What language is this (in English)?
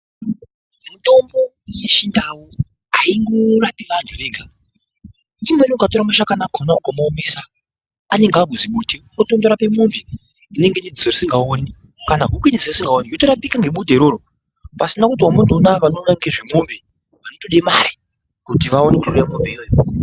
Ndau